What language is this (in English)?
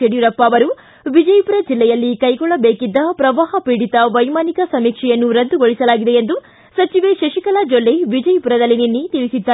Kannada